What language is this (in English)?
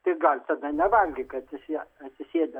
Lithuanian